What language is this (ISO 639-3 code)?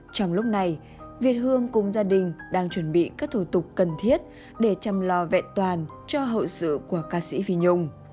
vie